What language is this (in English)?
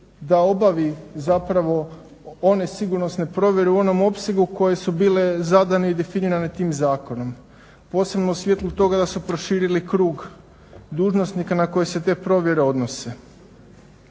Croatian